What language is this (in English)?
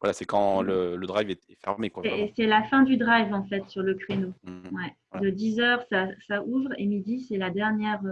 French